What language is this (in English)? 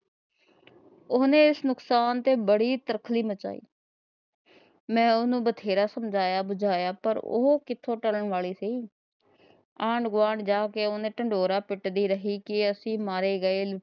Punjabi